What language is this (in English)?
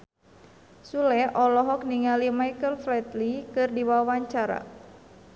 Sundanese